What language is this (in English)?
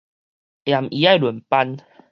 Min Nan Chinese